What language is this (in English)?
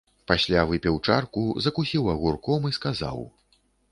Belarusian